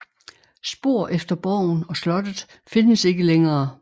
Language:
Danish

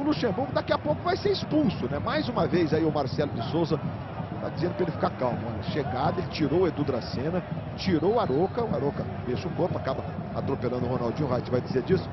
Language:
Portuguese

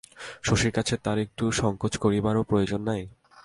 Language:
Bangla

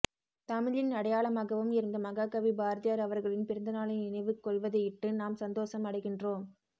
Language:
Tamil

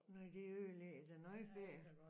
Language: Danish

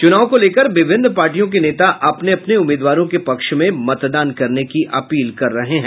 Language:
Hindi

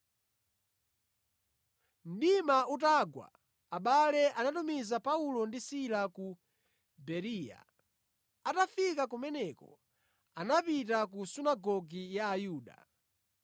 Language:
Nyanja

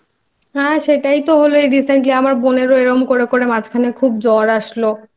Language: Bangla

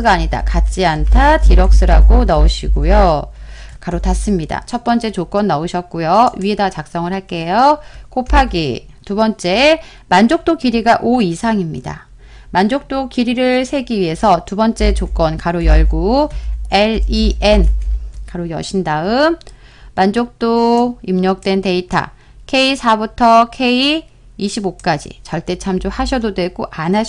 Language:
Korean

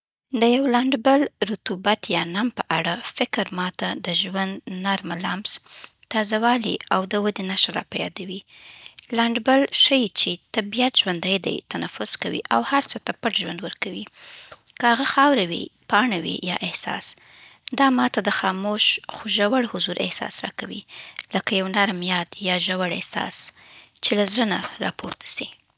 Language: Southern Pashto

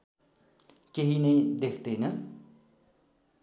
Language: Nepali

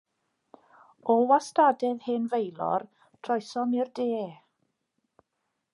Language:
Welsh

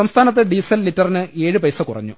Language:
Malayalam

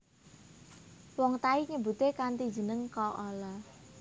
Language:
Javanese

